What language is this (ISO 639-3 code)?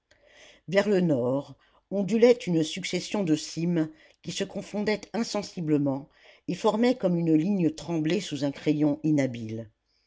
fra